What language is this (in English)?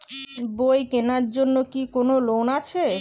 Bangla